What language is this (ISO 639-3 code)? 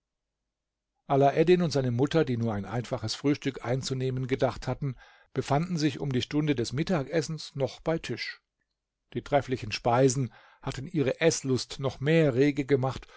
deu